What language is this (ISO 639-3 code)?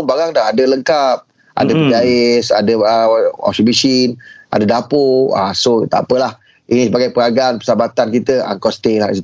msa